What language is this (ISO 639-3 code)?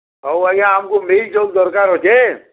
ori